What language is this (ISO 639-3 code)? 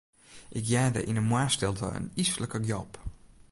fry